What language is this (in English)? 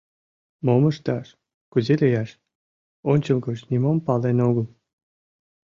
Mari